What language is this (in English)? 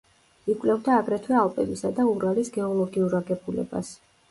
Georgian